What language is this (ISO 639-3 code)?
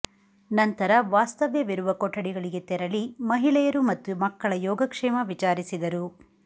kan